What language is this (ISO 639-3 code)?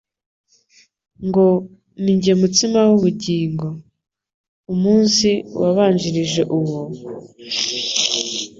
kin